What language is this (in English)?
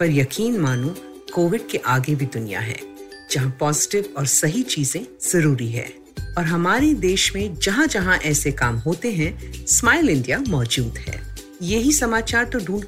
Hindi